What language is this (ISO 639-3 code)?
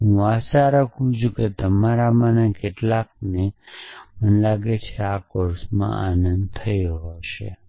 guj